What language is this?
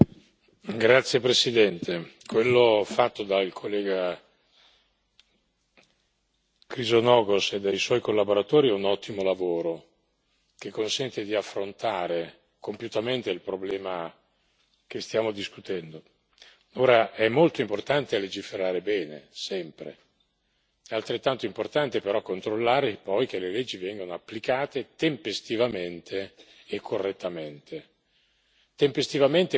Italian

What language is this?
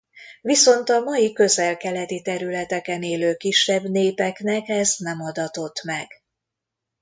Hungarian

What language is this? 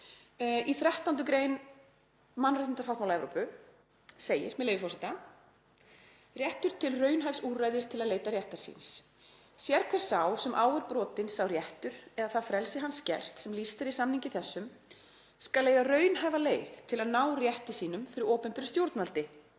Icelandic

